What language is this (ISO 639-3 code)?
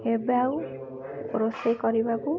ori